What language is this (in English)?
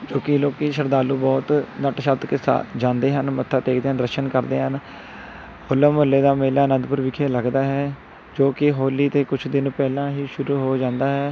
Punjabi